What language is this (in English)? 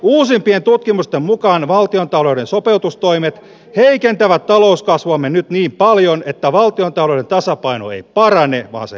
Finnish